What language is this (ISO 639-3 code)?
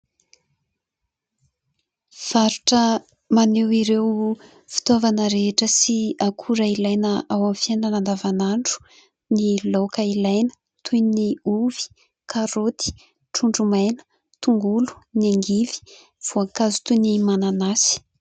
mlg